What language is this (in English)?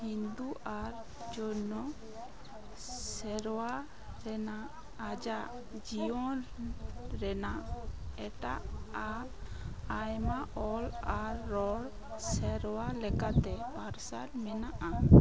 Santali